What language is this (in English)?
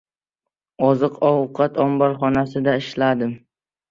Uzbek